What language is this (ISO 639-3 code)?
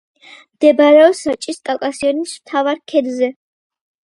kat